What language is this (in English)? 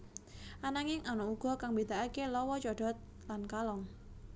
Javanese